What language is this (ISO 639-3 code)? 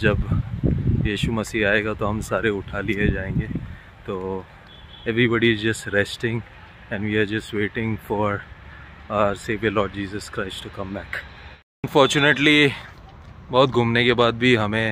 hin